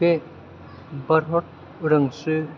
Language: Bodo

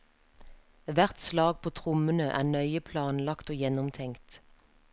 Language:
Norwegian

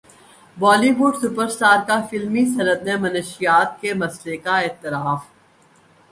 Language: Urdu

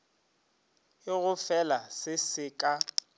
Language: Northern Sotho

